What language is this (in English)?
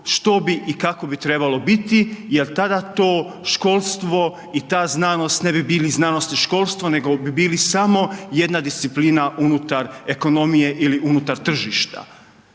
Croatian